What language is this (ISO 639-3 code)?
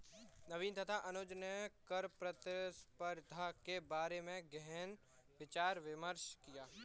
hin